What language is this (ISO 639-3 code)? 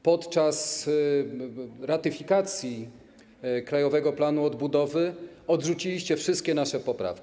pol